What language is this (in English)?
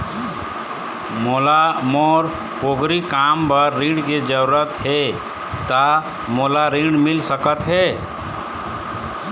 Chhattisgarhi